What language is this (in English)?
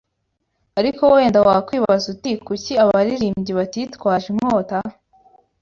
Kinyarwanda